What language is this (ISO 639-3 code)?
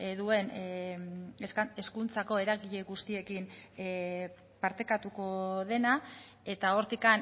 eus